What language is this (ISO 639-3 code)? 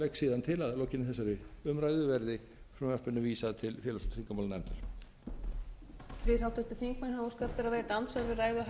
isl